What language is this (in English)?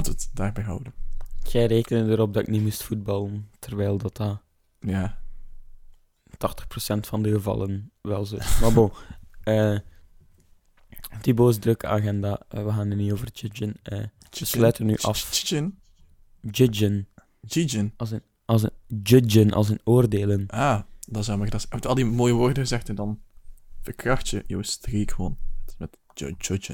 Dutch